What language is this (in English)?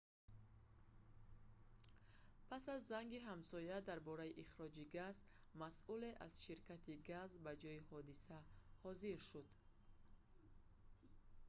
Tajik